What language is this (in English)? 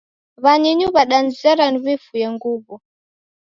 Taita